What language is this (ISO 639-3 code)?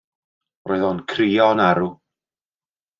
cym